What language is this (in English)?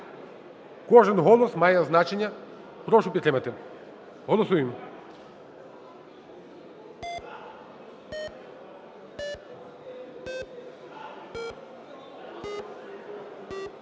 Ukrainian